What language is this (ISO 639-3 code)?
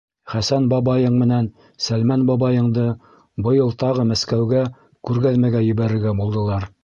bak